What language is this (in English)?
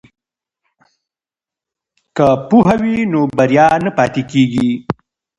Pashto